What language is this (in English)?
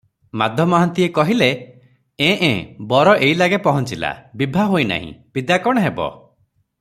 Odia